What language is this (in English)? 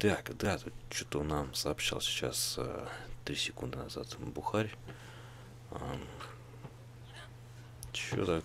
Russian